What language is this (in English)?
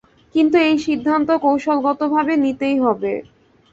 Bangla